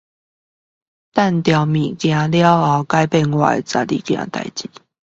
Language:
Chinese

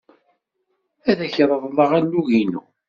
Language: Kabyle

